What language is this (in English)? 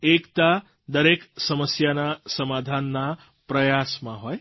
Gujarati